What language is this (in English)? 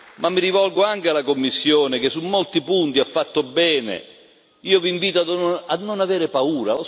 Italian